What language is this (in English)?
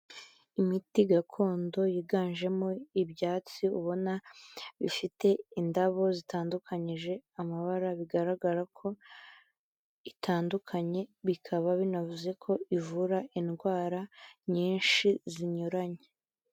Kinyarwanda